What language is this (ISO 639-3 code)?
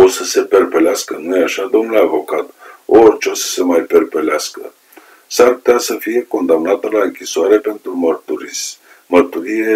ron